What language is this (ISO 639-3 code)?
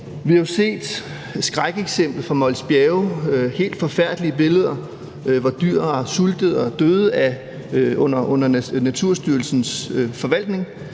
dan